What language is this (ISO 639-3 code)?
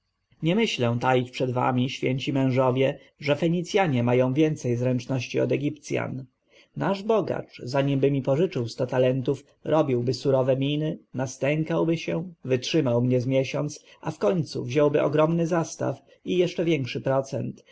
pol